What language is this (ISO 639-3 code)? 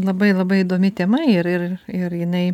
lit